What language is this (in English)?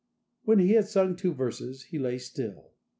English